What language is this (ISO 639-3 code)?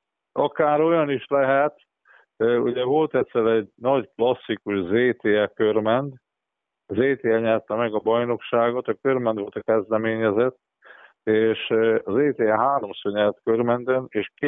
hun